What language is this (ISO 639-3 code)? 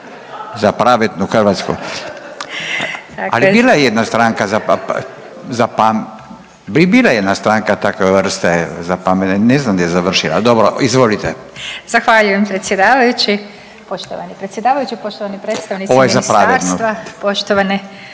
hrv